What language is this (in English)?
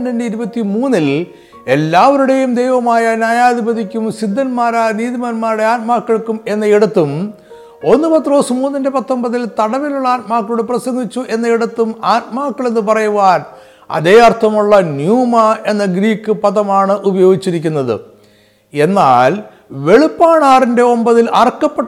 Malayalam